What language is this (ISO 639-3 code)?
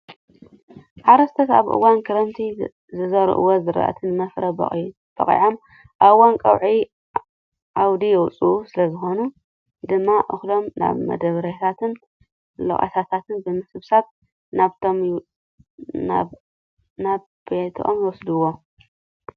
tir